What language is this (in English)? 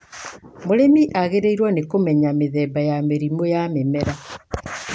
Kikuyu